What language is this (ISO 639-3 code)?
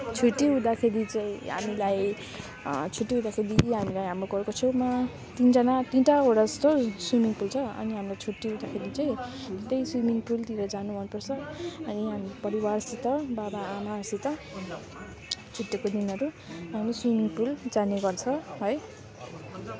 nep